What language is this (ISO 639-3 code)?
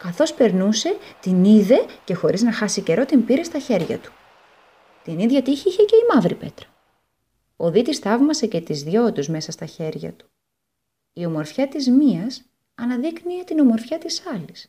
ell